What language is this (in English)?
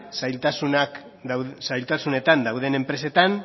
Basque